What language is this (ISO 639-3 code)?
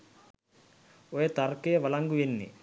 sin